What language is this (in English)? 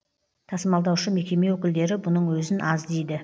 Kazakh